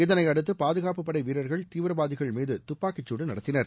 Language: Tamil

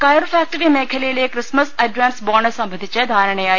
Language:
Malayalam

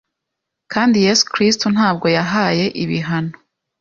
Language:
Kinyarwanda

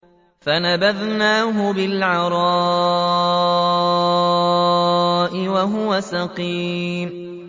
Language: Arabic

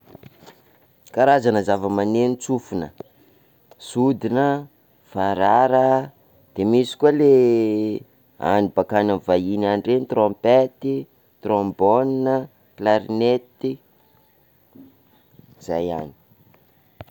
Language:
Sakalava Malagasy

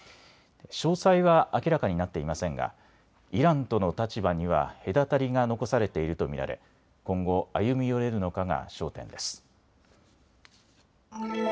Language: Japanese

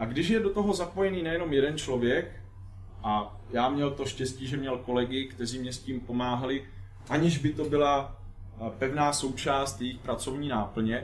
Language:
Czech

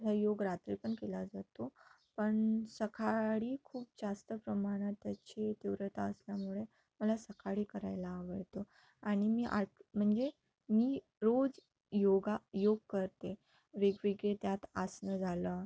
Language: Marathi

